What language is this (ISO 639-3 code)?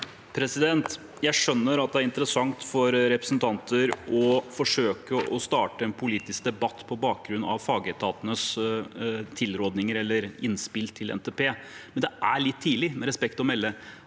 nor